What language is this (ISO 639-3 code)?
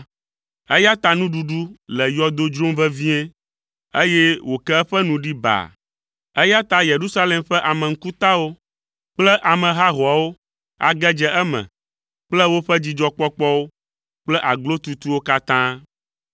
ewe